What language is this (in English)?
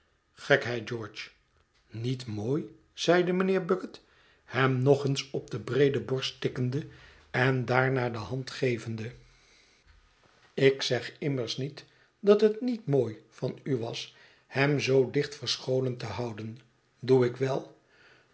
Dutch